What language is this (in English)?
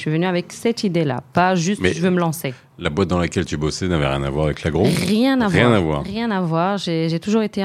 French